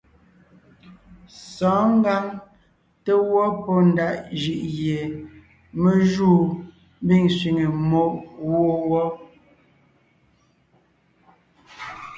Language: Ngiemboon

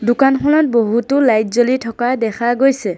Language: Assamese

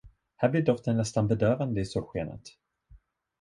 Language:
Swedish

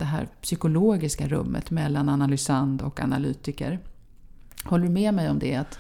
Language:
Swedish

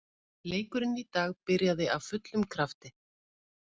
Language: Icelandic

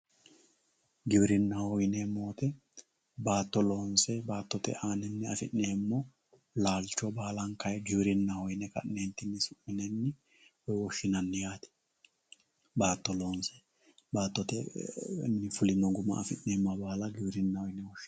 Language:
Sidamo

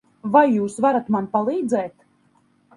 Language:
Latvian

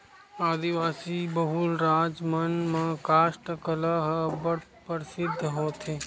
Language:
Chhattisgarhi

